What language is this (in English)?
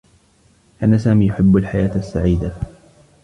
Arabic